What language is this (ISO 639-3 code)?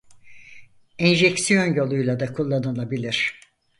tur